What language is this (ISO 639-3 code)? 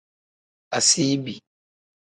kdh